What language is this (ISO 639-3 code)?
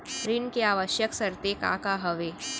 hne